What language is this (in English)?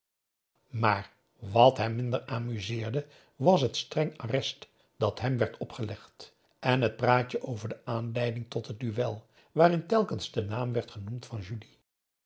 Dutch